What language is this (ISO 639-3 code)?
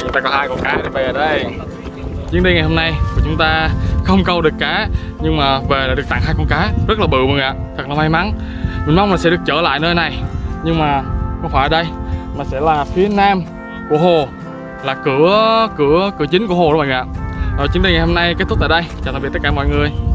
vie